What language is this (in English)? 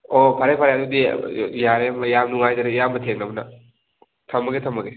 Manipuri